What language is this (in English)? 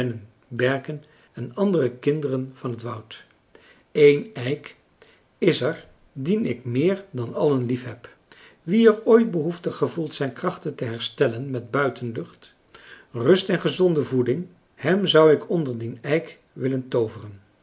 Dutch